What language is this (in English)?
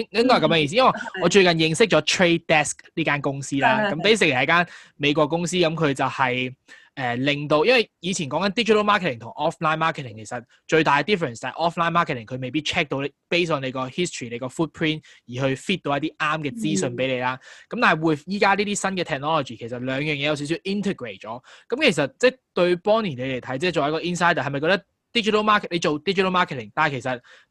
Chinese